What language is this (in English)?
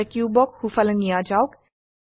Assamese